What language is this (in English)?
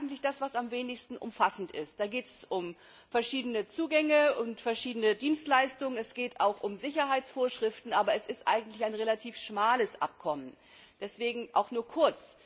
German